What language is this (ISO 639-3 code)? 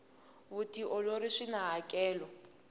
tso